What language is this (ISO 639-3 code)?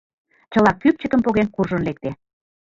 chm